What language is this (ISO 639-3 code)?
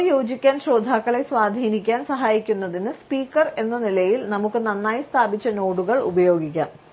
mal